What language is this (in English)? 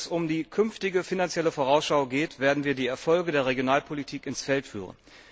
German